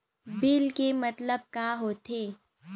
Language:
Chhattisgarhi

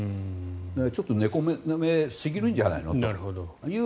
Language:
Japanese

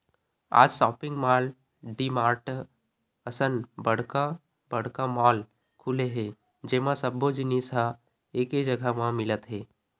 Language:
Chhattisgarhi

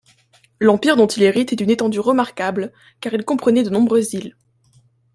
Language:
French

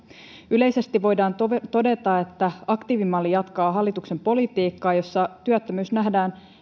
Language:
Finnish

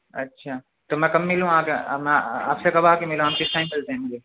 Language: Urdu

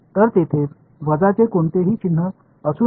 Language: Marathi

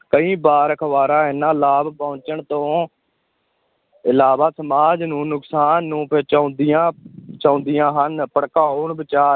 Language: Punjabi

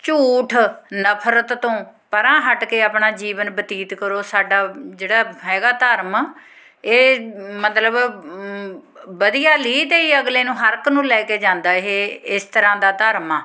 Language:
Punjabi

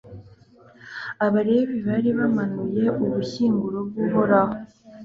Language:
Kinyarwanda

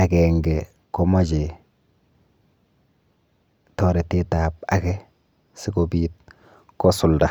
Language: Kalenjin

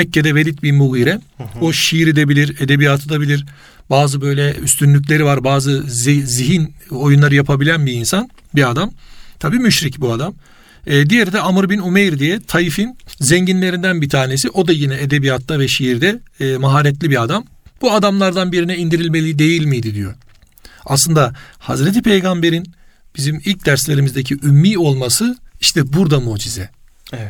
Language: Turkish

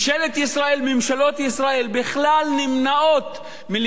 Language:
Hebrew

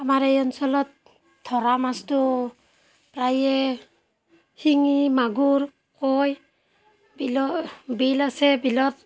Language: Assamese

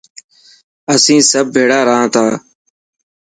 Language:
Dhatki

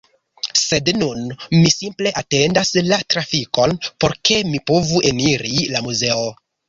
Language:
Esperanto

